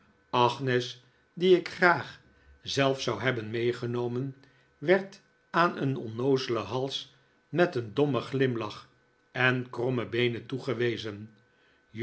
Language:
Dutch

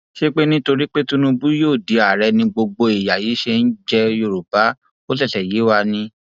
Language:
Yoruba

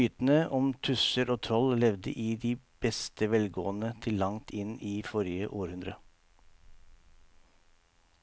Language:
Norwegian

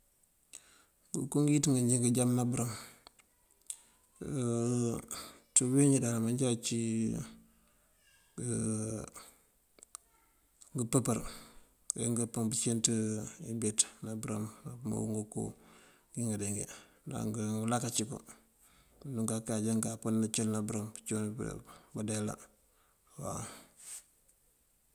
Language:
Mandjak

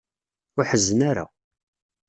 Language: Kabyle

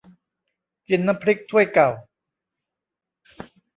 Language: Thai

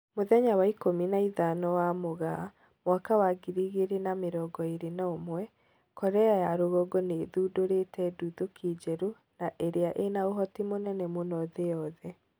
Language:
Kikuyu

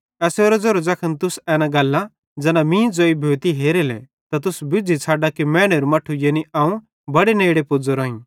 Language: Bhadrawahi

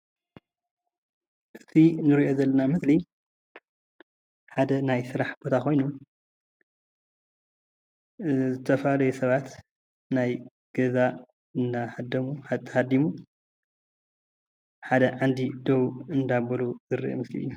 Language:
Tigrinya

